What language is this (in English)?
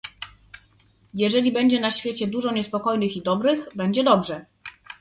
Polish